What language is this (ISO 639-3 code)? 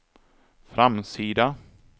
swe